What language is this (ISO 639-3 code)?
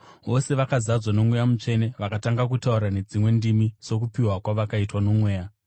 sna